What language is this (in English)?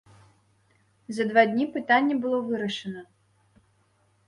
Belarusian